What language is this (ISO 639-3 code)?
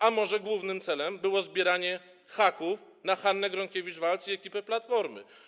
pol